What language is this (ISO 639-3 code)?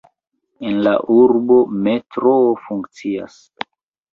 epo